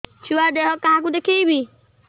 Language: Odia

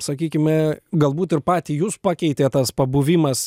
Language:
Lithuanian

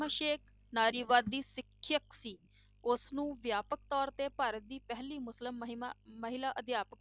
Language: Punjabi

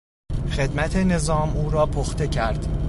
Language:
Persian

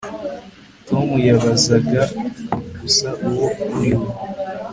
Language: Kinyarwanda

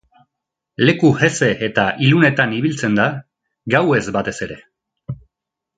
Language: Basque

